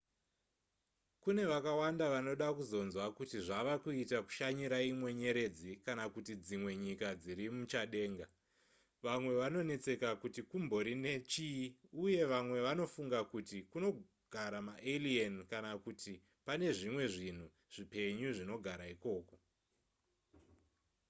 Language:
Shona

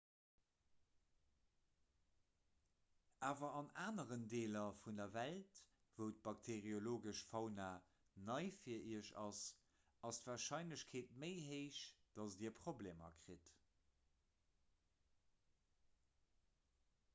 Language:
Luxembourgish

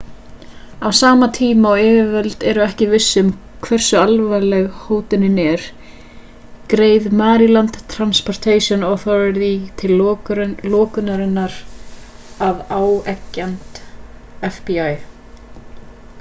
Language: Icelandic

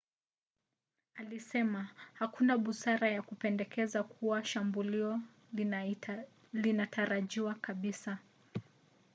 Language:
Swahili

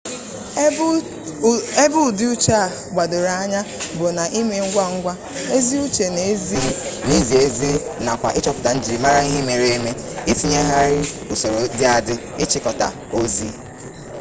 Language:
Igbo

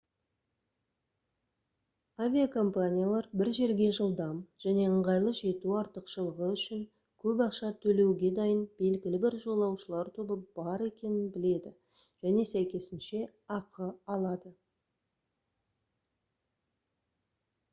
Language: Kazakh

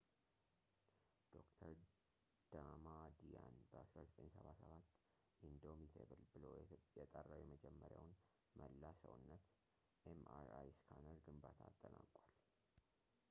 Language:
Amharic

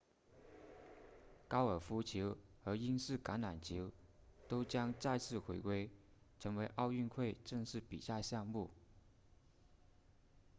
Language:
Chinese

